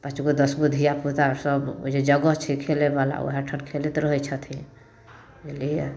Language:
Maithili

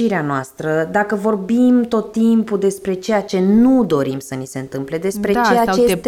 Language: Romanian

